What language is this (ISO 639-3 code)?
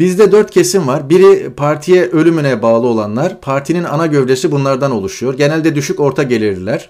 tur